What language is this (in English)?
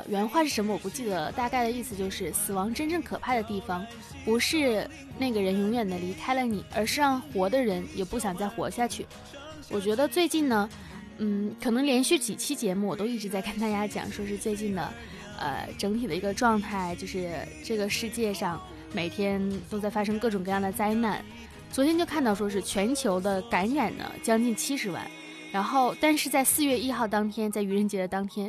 Chinese